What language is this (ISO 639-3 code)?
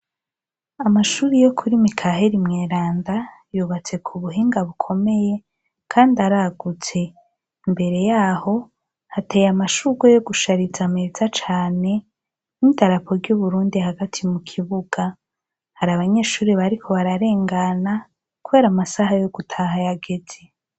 run